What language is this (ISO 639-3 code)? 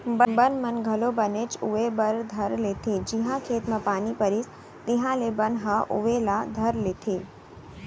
hne